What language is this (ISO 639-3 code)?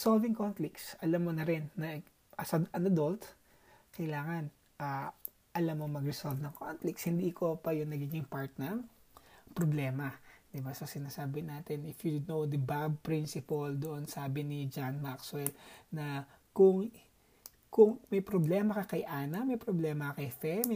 fil